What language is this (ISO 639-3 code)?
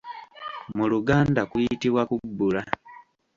lug